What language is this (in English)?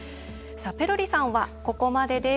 Japanese